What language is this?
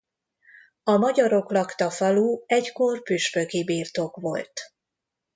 Hungarian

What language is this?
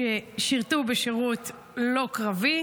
Hebrew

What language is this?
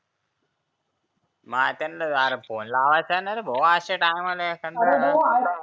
Marathi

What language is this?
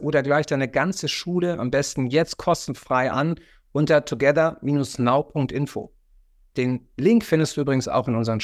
German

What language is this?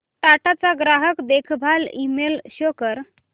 Marathi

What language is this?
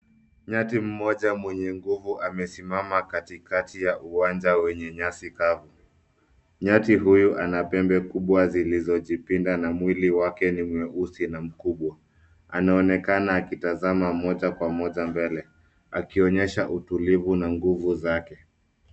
Swahili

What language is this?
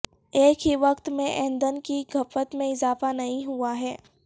Urdu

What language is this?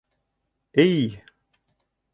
Bashkir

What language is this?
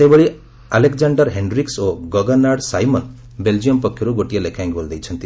Odia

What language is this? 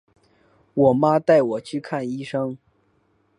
Chinese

